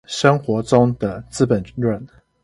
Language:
Chinese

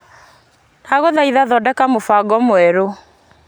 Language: Kikuyu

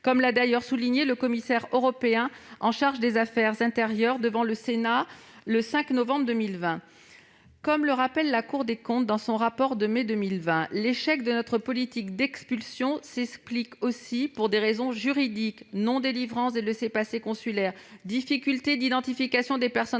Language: French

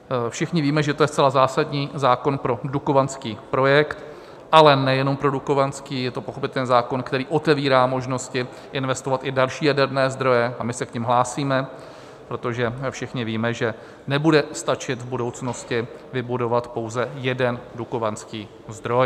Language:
Czech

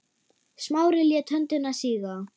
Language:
Icelandic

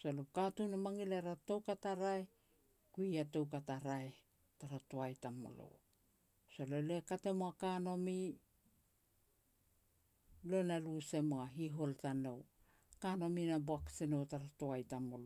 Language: Petats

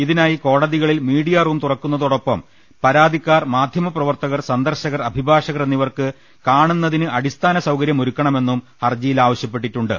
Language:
Malayalam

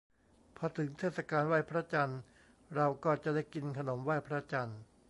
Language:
Thai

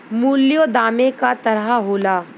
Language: Bhojpuri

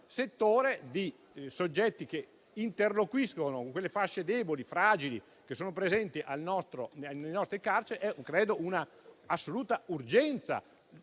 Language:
Italian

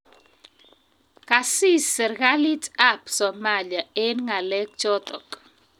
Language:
Kalenjin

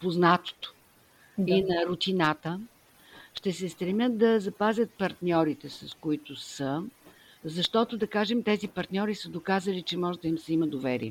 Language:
Bulgarian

